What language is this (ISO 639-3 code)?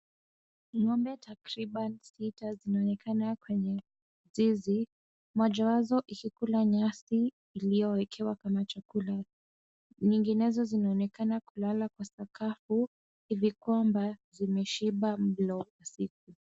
swa